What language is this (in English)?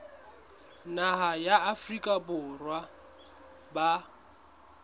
Southern Sotho